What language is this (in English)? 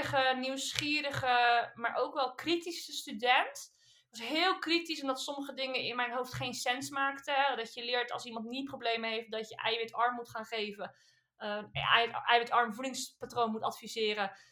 Dutch